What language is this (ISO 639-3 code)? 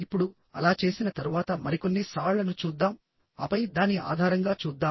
tel